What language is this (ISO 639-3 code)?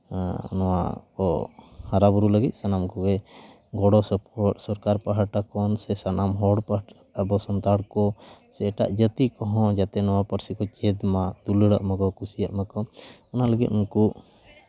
sat